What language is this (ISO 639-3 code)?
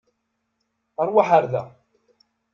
kab